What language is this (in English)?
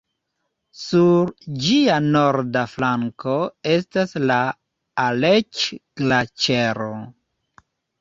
Esperanto